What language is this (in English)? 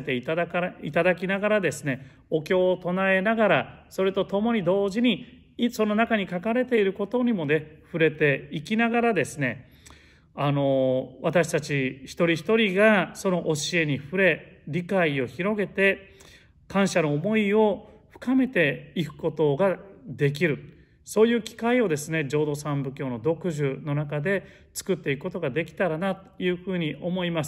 Japanese